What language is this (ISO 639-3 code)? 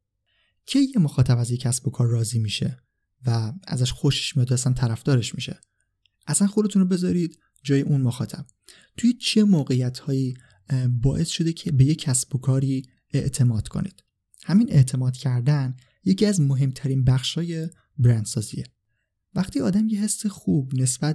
fas